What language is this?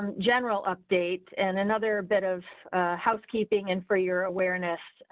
English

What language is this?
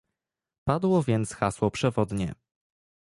Polish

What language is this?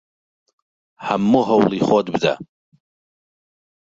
Central Kurdish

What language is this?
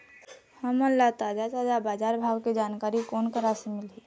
Chhattisgarhi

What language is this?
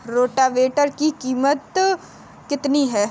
Hindi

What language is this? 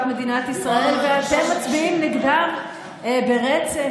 Hebrew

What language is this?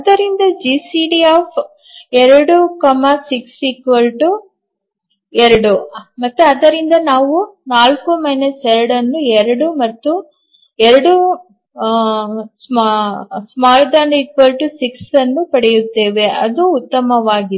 Kannada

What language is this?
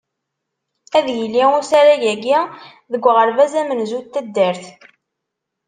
Kabyle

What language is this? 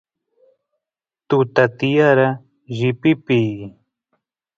Santiago del Estero Quichua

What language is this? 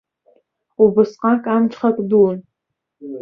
Abkhazian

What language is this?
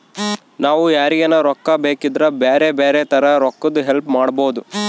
Kannada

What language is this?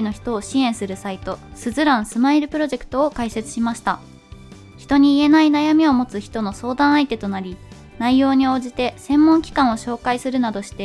Japanese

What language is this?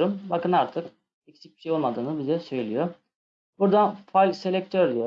Turkish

